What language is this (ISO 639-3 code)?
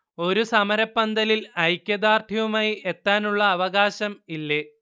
mal